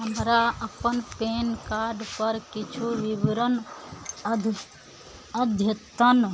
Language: Maithili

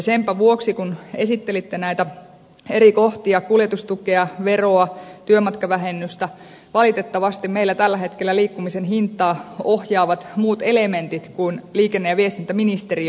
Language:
Finnish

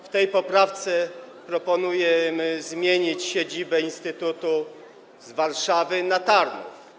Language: Polish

